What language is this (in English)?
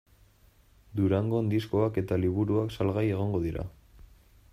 Basque